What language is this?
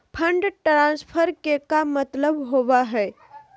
Magahi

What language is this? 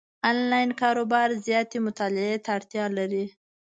Pashto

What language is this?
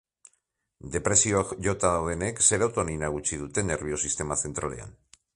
Basque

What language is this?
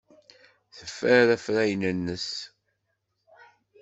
Kabyle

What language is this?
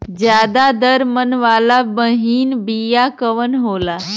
Bhojpuri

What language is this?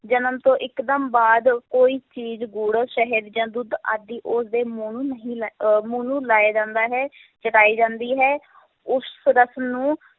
Punjabi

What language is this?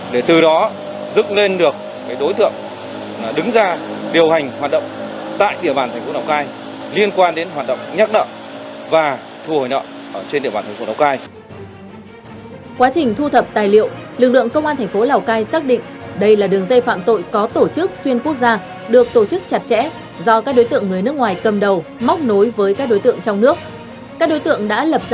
Vietnamese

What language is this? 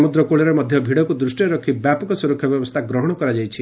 Odia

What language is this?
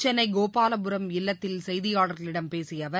Tamil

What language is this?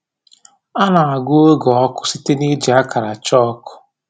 Igbo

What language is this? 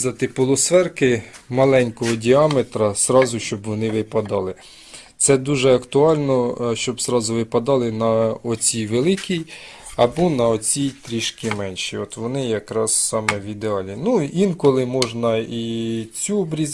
Ukrainian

